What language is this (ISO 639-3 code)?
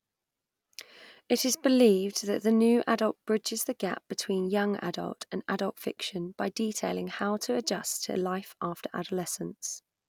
eng